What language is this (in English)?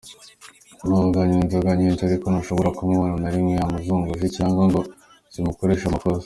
Kinyarwanda